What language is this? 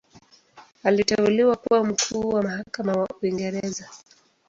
Swahili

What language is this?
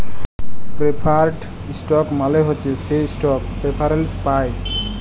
Bangla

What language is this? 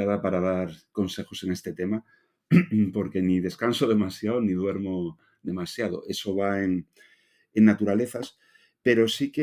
Spanish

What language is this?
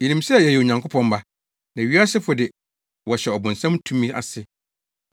Akan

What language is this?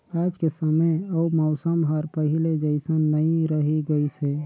Chhattisgarhi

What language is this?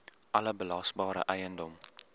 Afrikaans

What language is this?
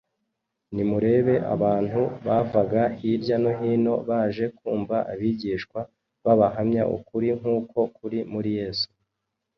Kinyarwanda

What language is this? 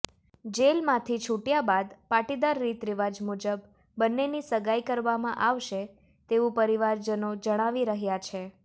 Gujarati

